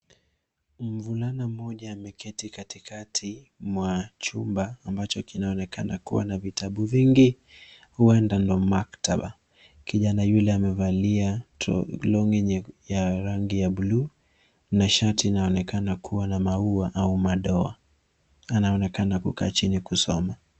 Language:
Swahili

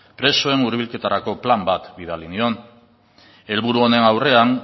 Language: Basque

